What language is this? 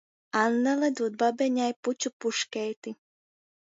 Latgalian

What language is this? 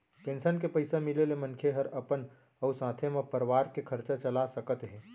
Chhattisgarhi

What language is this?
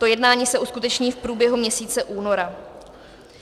Czech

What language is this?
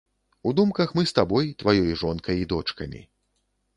Belarusian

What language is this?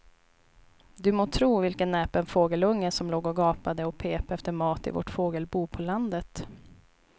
Swedish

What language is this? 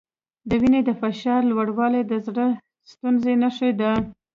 Pashto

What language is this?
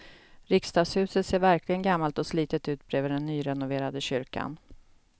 Swedish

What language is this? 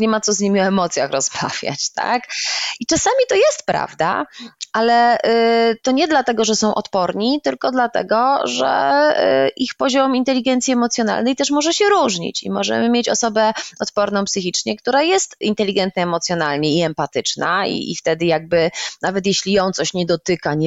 Polish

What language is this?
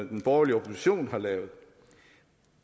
Danish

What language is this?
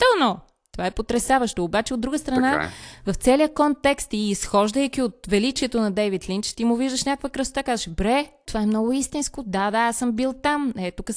Bulgarian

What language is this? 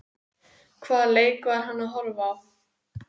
Icelandic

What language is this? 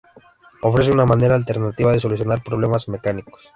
Spanish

